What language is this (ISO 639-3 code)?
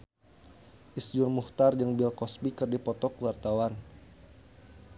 sun